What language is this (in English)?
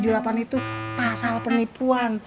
Indonesian